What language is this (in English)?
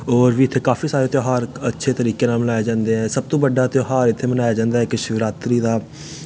Dogri